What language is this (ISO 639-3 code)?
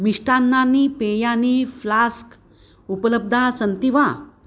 san